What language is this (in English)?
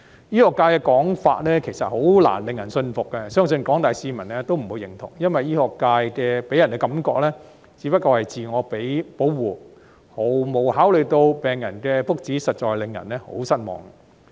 Cantonese